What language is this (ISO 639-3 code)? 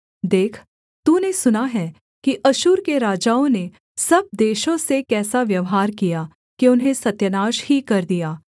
hin